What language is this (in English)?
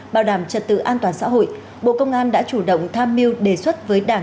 Vietnamese